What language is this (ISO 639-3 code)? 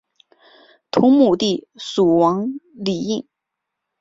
zho